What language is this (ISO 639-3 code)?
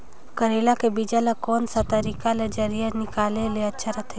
hne